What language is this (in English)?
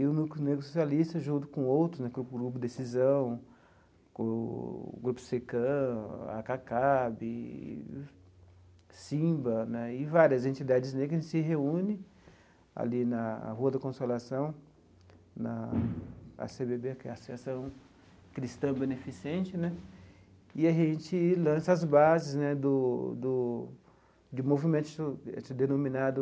Portuguese